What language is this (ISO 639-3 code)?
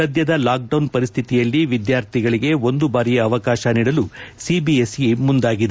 kan